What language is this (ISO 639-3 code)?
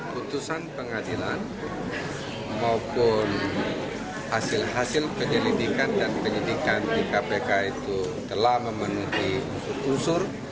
ind